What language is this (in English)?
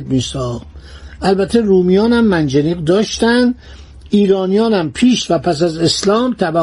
Persian